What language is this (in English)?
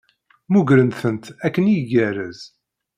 Kabyle